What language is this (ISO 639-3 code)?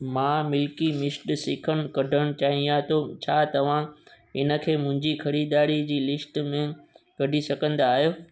snd